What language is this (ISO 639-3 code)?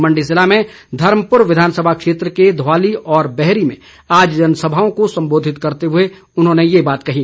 hin